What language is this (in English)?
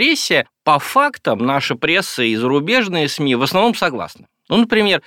Russian